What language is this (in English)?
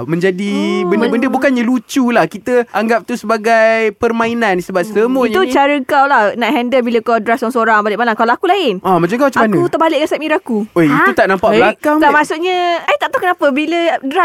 Malay